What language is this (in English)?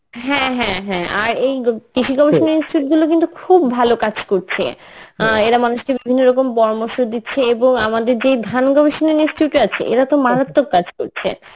Bangla